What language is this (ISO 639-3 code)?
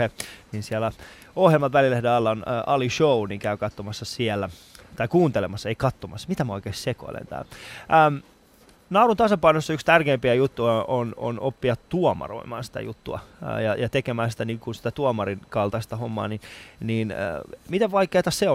fin